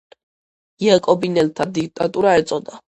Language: Georgian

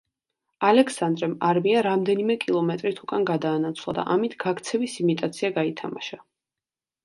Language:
Georgian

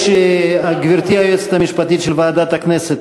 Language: Hebrew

